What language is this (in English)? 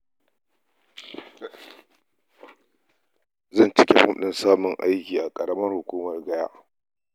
Hausa